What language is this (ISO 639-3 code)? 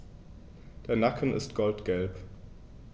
deu